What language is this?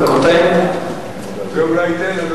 Hebrew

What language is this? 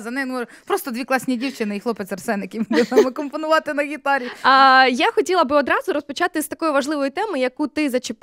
Ukrainian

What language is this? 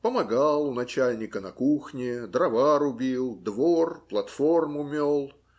Russian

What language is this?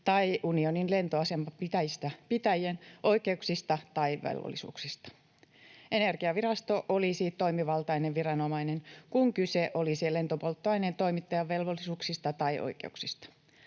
Finnish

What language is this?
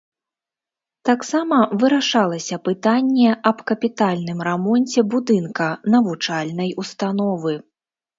Belarusian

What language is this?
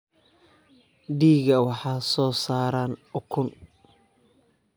Somali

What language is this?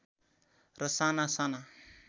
Nepali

